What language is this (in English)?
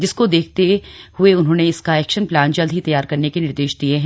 Hindi